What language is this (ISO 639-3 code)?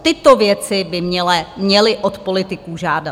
ces